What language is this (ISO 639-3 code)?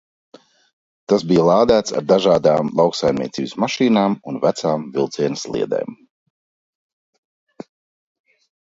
lav